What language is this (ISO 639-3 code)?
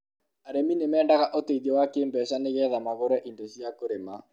kik